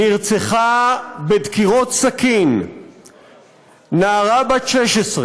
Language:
Hebrew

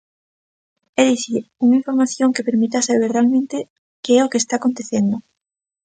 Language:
Galician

